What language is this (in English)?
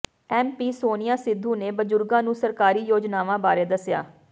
Punjabi